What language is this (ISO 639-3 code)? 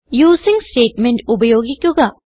mal